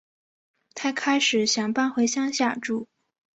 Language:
Chinese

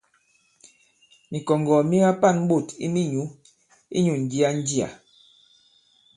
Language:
Bankon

